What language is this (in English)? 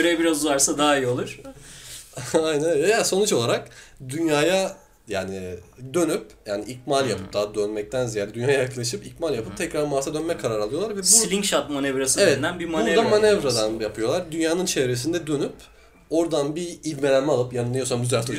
Turkish